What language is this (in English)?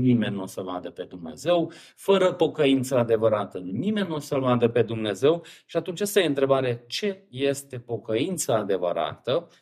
Romanian